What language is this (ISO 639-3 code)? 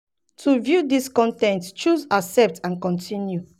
pcm